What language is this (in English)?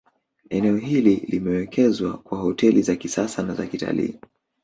Swahili